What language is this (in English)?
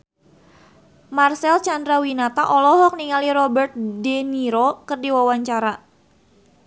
Sundanese